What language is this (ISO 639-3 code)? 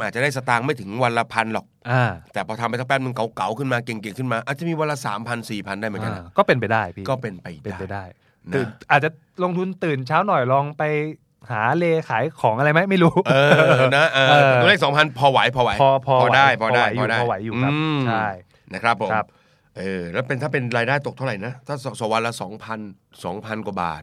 tha